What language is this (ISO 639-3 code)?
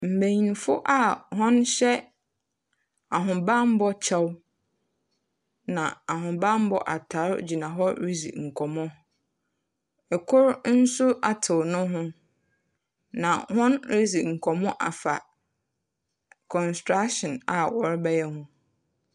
aka